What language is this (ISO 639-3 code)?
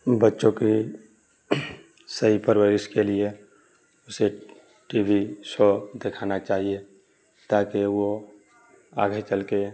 urd